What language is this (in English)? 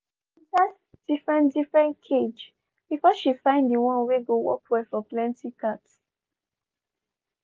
Nigerian Pidgin